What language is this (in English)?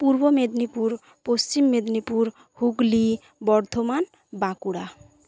Bangla